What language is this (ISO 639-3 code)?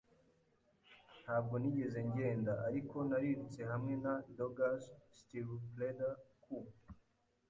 kin